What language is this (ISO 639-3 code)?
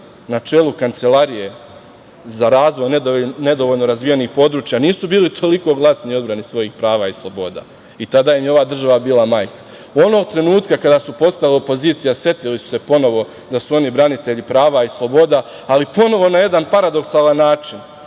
srp